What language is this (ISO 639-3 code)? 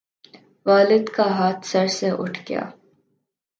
urd